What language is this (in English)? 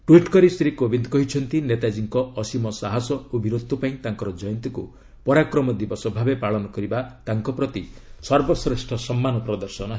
Odia